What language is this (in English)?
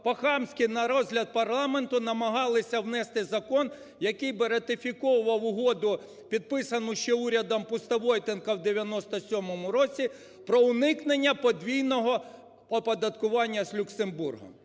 Ukrainian